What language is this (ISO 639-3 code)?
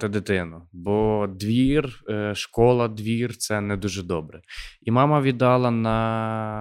ukr